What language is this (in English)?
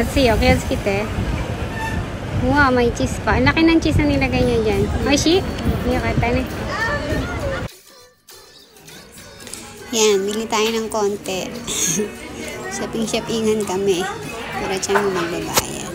Filipino